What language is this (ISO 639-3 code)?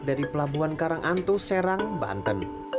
ind